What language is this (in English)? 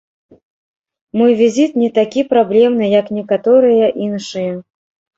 Belarusian